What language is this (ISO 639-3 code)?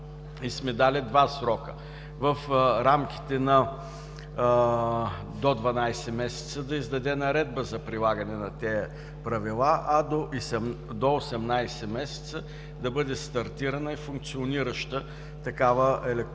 bul